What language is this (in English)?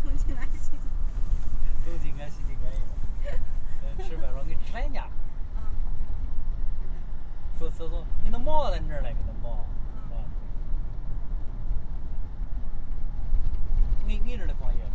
Chinese